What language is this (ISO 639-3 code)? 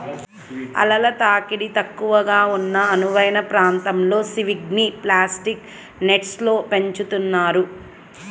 tel